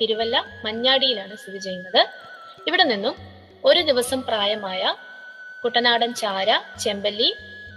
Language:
Malayalam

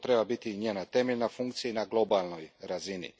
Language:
Croatian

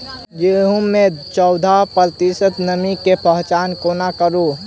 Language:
Maithili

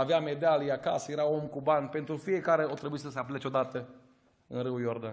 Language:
Romanian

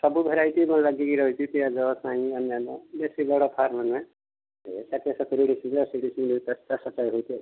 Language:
Odia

